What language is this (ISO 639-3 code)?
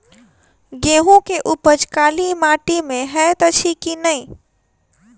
mai